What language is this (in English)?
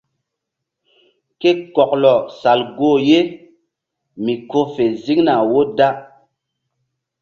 Mbum